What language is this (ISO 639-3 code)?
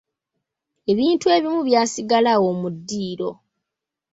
lug